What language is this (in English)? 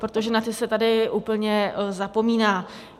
Czech